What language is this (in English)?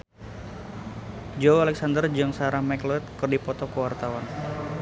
Sundanese